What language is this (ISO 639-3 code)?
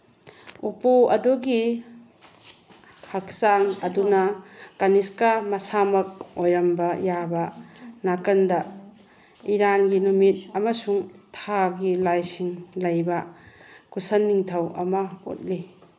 mni